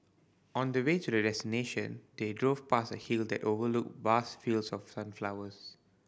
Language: English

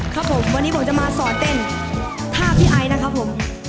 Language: Thai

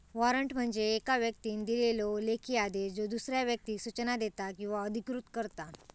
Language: Marathi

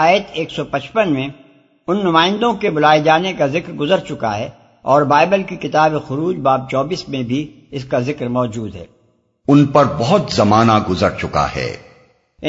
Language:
Urdu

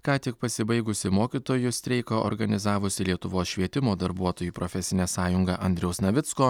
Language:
Lithuanian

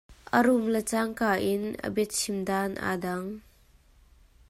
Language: Hakha Chin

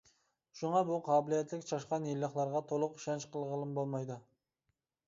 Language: Uyghur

